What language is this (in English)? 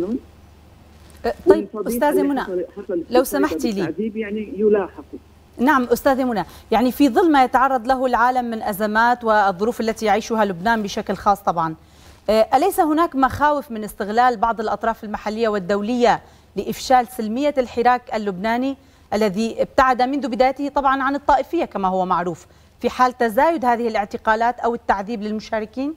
Arabic